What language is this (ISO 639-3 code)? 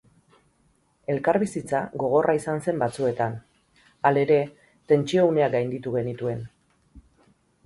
eus